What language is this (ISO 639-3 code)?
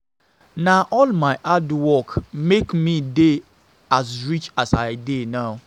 pcm